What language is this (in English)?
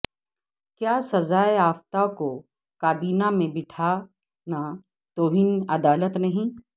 Urdu